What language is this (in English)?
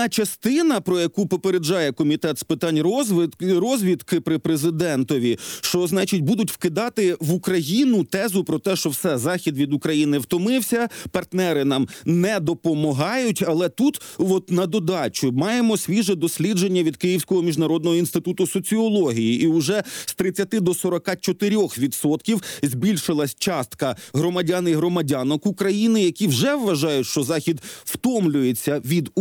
Ukrainian